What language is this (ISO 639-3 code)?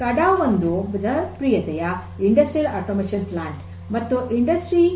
kan